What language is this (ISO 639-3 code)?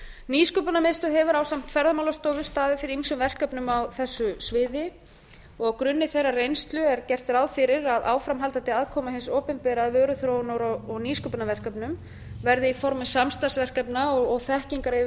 isl